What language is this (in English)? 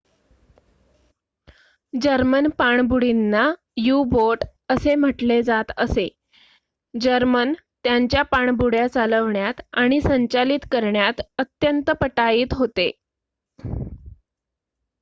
Marathi